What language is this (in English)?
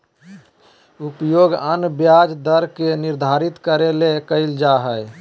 Magahi